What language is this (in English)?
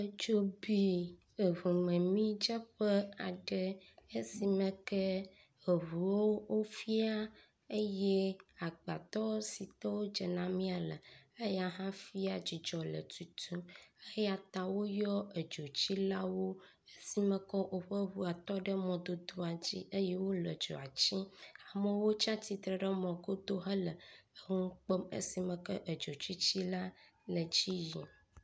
Ewe